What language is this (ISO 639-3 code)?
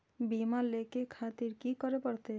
mai